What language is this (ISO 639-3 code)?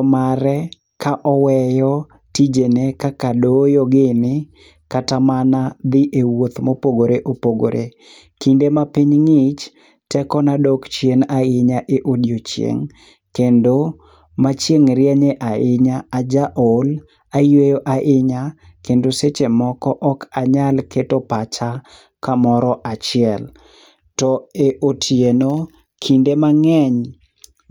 luo